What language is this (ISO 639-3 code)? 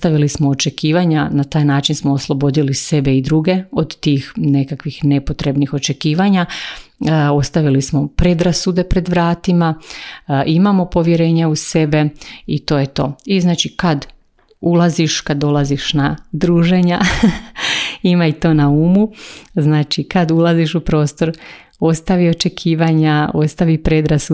hrv